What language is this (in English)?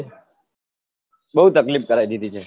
Gujarati